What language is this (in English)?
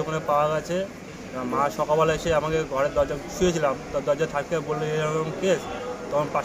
Hindi